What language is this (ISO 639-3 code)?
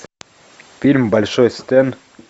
rus